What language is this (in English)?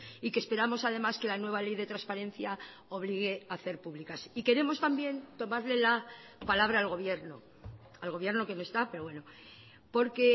Spanish